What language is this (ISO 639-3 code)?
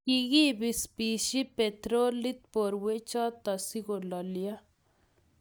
kln